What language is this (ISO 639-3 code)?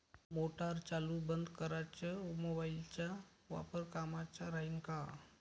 mar